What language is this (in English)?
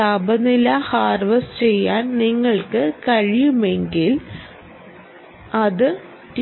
Malayalam